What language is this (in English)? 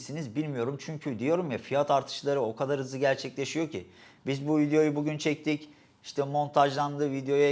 Turkish